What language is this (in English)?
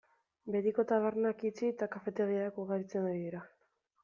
Basque